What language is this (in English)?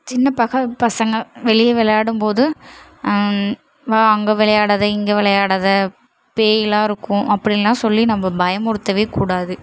Tamil